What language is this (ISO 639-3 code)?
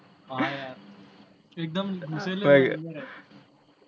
guj